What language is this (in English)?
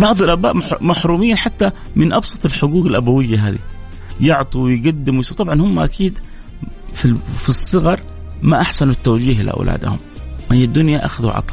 Arabic